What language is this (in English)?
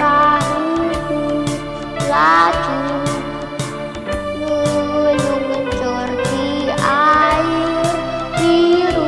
Indonesian